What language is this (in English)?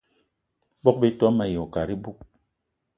Eton (Cameroon)